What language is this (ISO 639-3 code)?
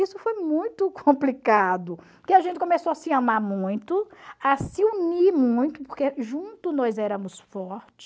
por